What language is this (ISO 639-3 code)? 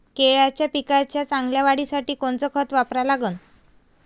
mar